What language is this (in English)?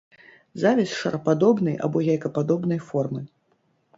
Belarusian